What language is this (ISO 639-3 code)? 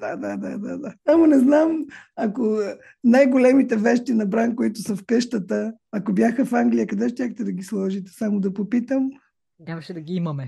bul